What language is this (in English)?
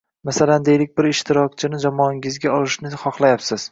Uzbek